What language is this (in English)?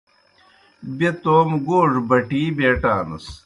Kohistani Shina